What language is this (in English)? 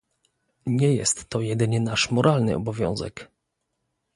Polish